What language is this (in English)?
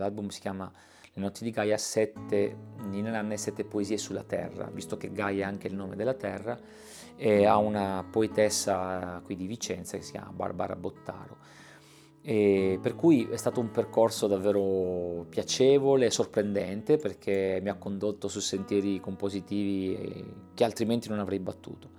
Italian